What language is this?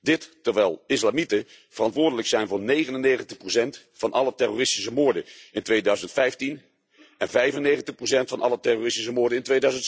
Dutch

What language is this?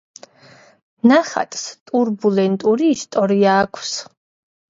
Georgian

